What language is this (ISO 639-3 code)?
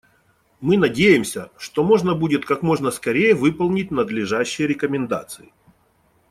rus